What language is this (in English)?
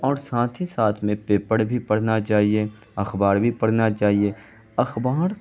Urdu